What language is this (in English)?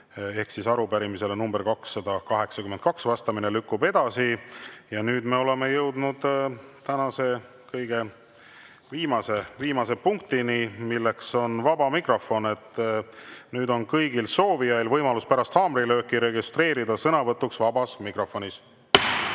Estonian